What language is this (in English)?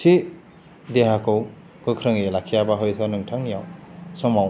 Bodo